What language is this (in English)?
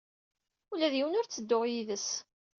Kabyle